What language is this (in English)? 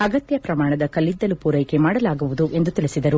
Kannada